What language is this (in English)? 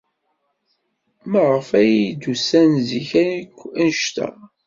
Kabyle